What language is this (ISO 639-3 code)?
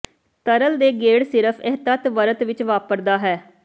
pan